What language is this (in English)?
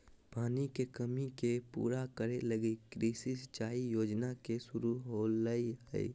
Magahi